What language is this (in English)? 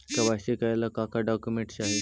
Magahi